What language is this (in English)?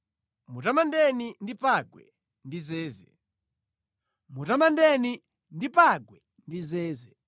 Nyanja